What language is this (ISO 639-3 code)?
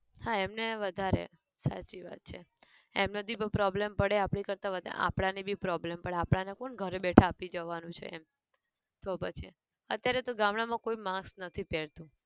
guj